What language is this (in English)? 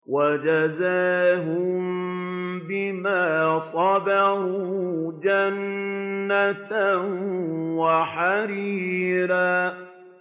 Arabic